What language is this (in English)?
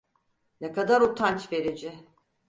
Turkish